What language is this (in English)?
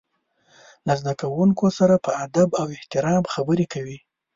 Pashto